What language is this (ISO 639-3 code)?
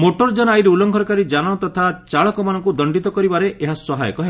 ori